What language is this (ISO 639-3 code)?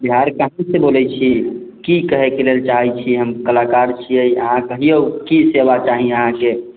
mai